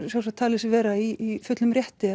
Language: Icelandic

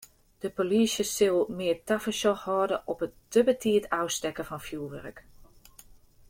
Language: Western Frisian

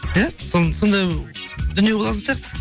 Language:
Kazakh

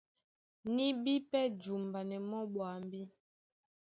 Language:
Duala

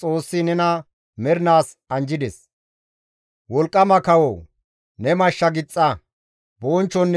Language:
Gamo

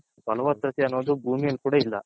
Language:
Kannada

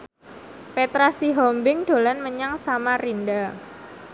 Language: Javanese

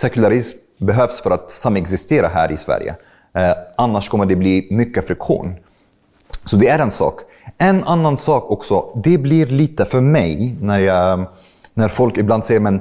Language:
Swedish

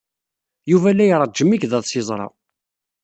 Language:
Kabyle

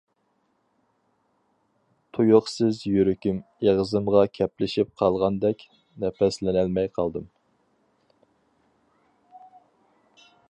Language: Uyghur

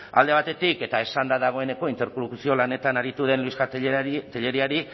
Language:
Basque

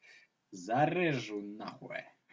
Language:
Russian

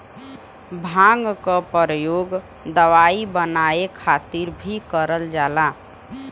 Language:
Bhojpuri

